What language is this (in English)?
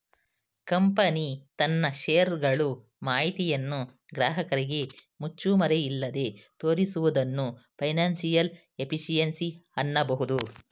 Kannada